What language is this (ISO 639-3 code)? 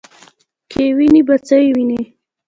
pus